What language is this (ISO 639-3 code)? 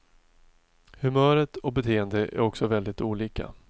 swe